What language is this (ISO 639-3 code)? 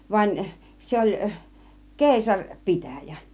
fin